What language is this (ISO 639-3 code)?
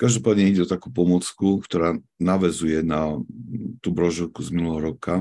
slk